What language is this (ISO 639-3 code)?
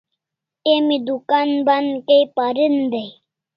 kls